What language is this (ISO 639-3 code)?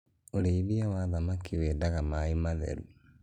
kik